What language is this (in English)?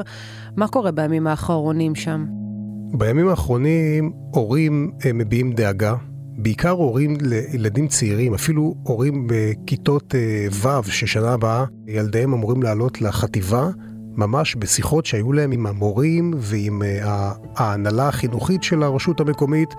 Hebrew